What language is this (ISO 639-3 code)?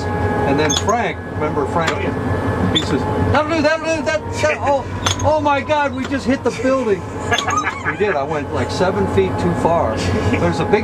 eng